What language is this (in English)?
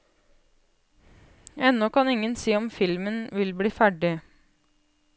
Norwegian